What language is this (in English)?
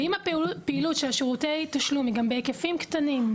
Hebrew